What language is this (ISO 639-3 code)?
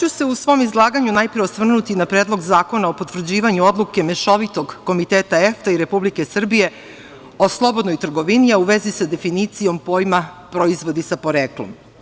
srp